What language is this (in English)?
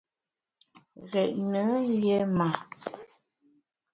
Bamun